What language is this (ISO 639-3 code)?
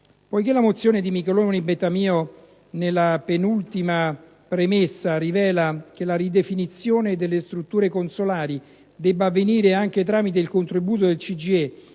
ita